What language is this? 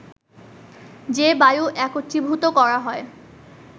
Bangla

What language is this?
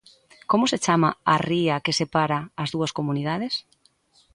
Galician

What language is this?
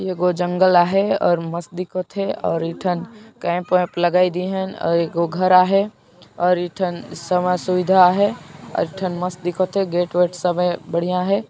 Sadri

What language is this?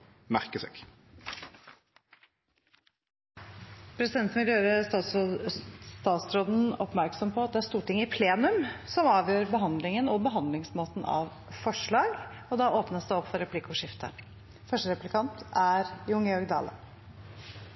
Norwegian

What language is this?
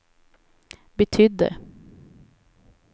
Swedish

